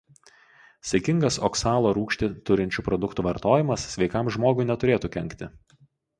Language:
Lithuanian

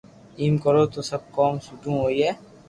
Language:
Loarki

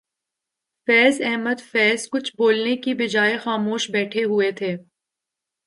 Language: Urdu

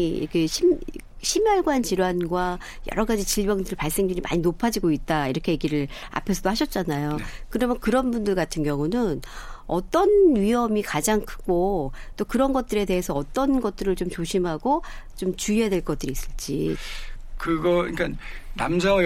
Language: Korean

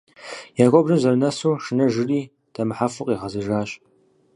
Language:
Kabardian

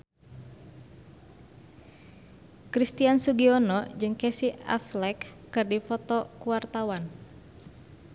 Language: Sundanese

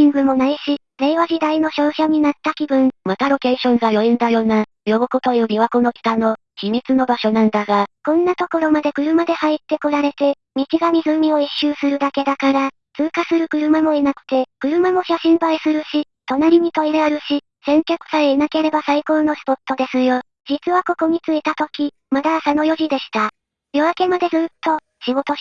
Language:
Japanese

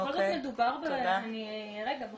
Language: Hebrew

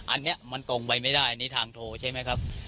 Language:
Thai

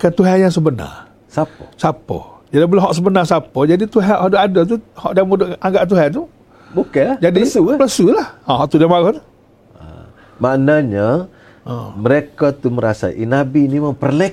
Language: Malay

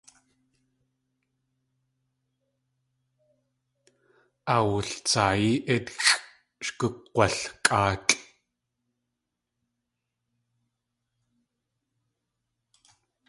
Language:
Tlingit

